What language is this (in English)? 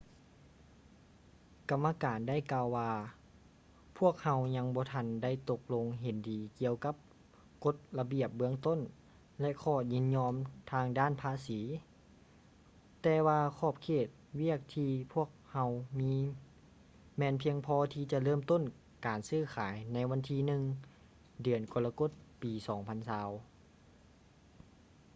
Lao